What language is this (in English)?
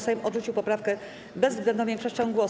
Polish